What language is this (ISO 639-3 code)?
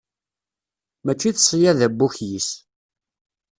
kab